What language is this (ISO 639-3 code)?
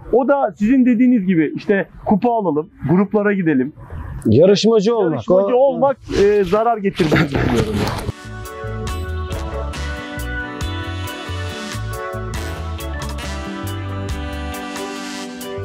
tur